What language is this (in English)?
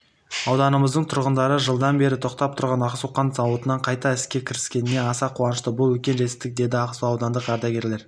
Kazakh